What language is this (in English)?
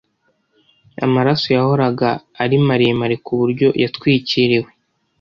Kinyarwanda